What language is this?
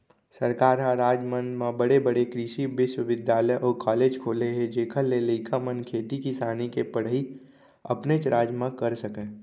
Chhattisgarhi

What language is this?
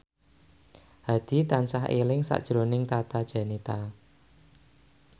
Javanese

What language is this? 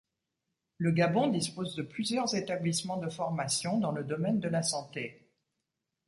French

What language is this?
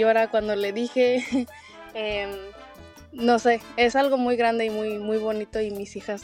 Spanish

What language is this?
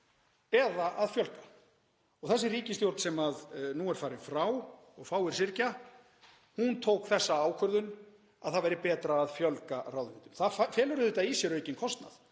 Icelandic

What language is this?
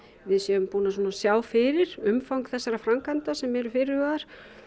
Icelandic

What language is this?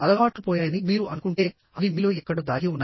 Telugu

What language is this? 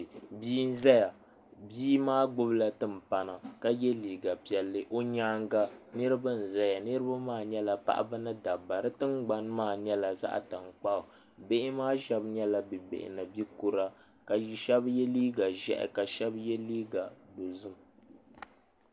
Dagbani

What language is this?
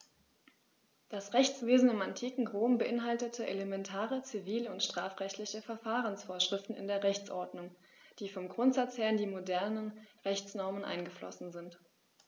German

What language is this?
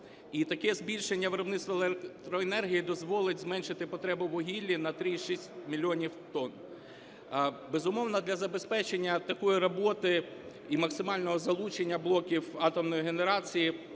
Ukrainian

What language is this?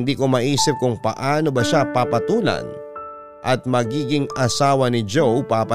Filipino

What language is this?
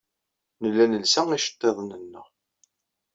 Kabyle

